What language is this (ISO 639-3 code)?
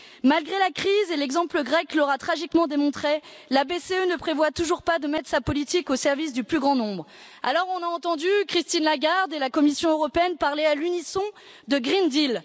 fra